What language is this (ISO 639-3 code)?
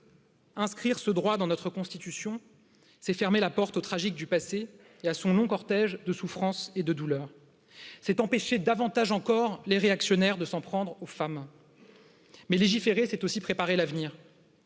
fra